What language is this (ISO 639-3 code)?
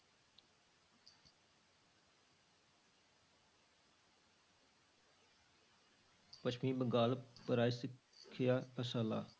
pan